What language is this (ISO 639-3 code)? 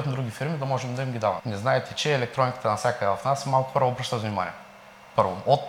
bul